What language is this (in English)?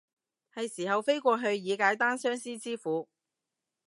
Cantonese